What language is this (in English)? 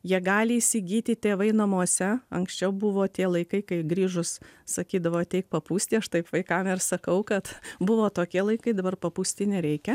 Lithuanian